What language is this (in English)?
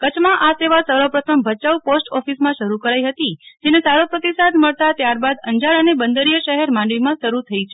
Gujarati